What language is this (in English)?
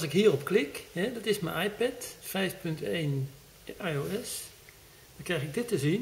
Dutch